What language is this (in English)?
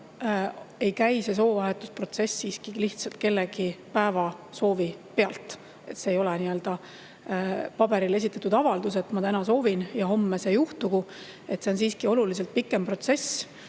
Estonian